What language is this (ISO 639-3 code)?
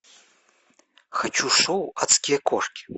rus